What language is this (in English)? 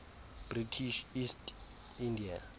Xhosa